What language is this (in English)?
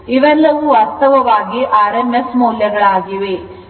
Kannada